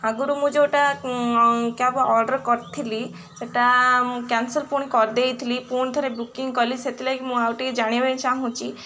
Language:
Odia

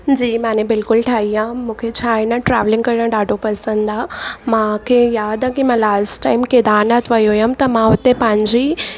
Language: Sindhi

